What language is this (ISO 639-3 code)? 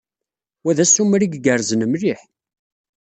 kab